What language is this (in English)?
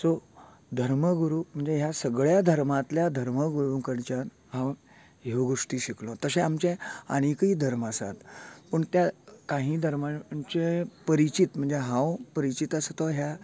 Konkani